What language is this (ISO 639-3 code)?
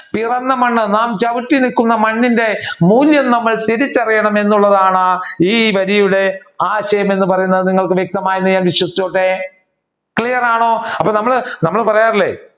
mal